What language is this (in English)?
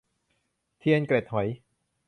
Thai